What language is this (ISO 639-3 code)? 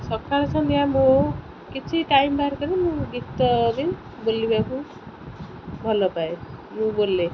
ori